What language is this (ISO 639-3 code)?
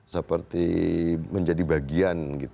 ind